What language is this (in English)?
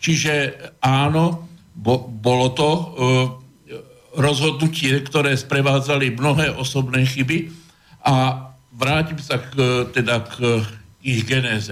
Slovak